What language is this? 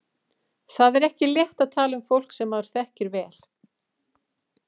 Icelandic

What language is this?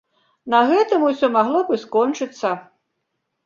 Belarusian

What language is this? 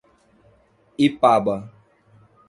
Portuguese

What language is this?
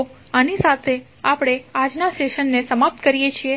Gujarati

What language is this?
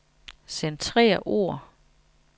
Danish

